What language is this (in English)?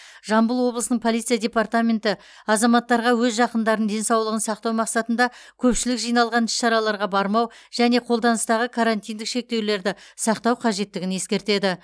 Kazakh